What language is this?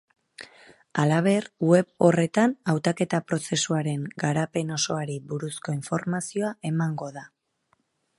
Basque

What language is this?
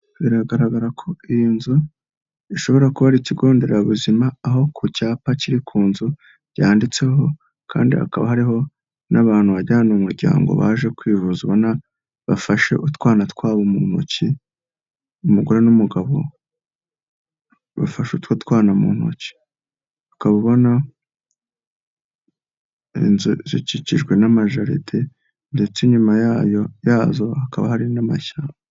Kinyarwanda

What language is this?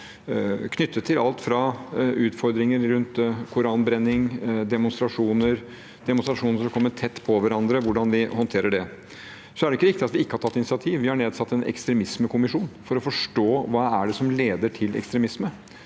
Norwegian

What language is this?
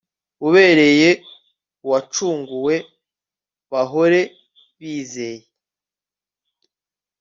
Kinyarwanda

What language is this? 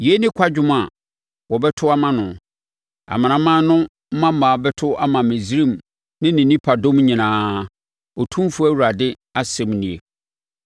Akan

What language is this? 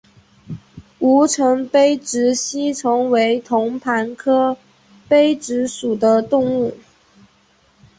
Chinese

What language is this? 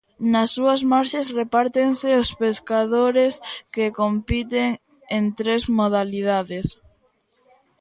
Galician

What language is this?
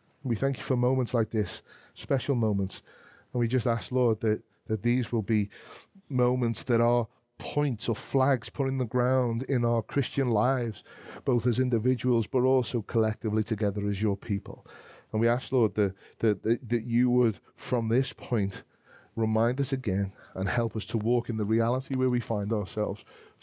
English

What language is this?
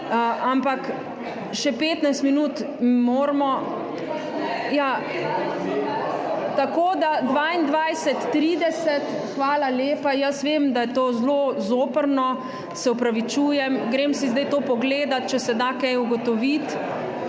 Slovenian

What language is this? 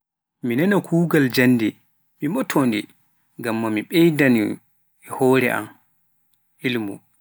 Pular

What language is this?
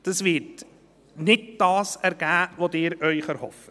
Swiss German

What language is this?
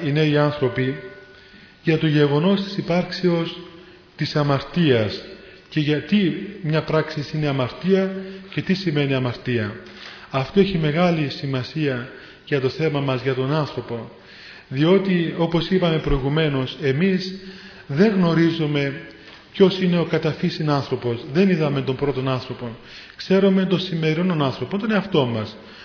Greek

